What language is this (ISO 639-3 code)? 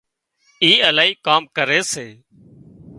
kxp